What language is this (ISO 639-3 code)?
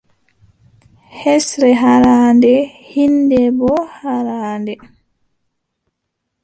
fub